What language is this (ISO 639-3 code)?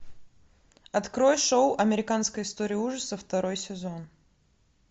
rus